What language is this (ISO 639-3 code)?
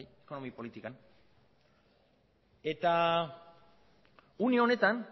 eus